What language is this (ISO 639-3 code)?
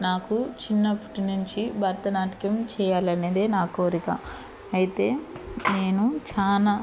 tel